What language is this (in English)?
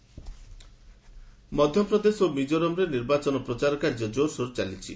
Odia